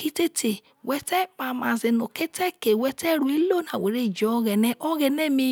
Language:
Isoko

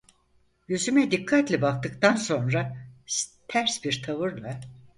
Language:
Turkish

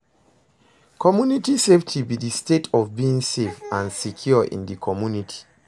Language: Nigerian Pidgin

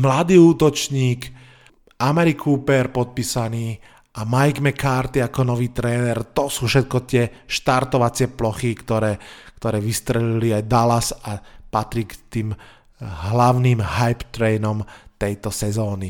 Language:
Slovak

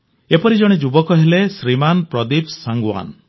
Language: Odia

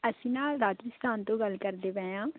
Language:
Punjabi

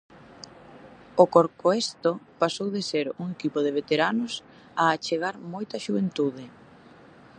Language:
Galician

